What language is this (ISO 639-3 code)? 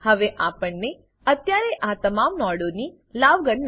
guj